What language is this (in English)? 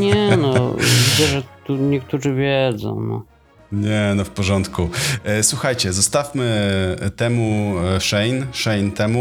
Polish